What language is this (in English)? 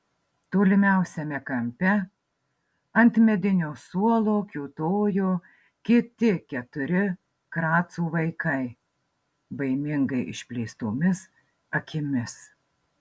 Lithuanian